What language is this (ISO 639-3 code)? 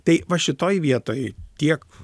lit